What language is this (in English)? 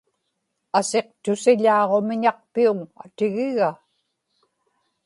Inupiaq